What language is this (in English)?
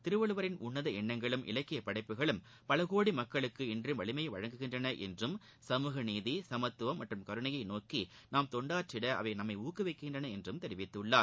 Tamil